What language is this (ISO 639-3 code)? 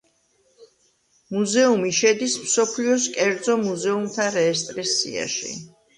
kat